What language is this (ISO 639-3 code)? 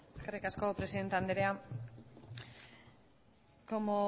eus